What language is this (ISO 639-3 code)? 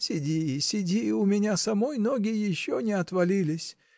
rus